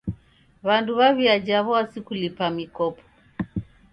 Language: Taita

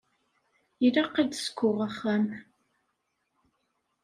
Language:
Kabyle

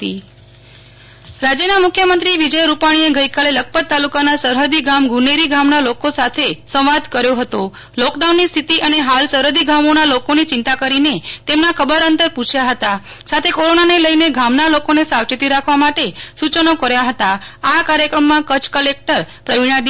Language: Gujarati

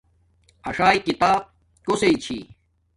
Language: Domaaki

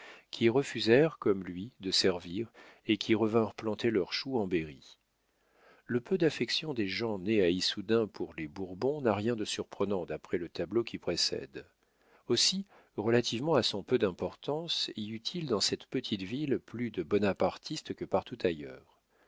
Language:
French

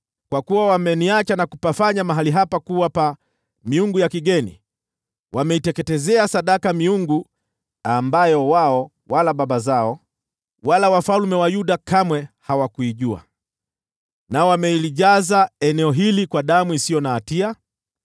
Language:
Swahili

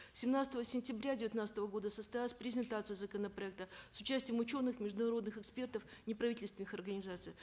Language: Kazakh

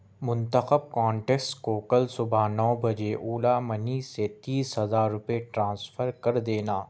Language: Urdu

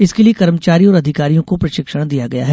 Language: Hindi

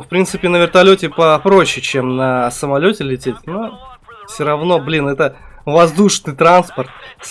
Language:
Russian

